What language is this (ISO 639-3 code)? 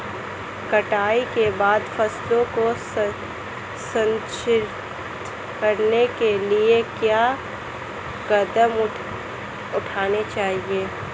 hin